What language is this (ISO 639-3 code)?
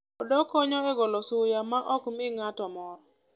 luo